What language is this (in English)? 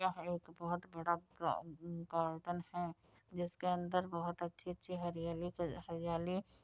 Hindi